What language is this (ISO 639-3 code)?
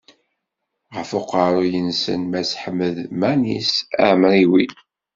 kab